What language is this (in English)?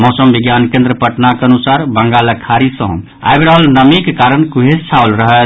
Maithili